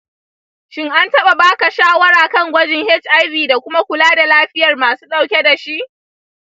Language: Hausa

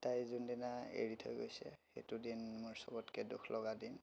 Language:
Assamese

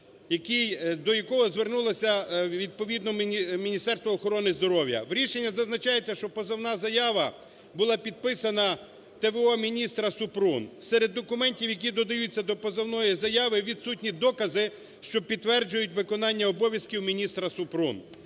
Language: Ukrainian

